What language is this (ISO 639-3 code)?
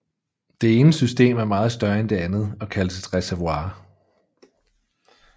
dan